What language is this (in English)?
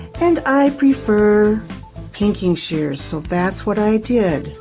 English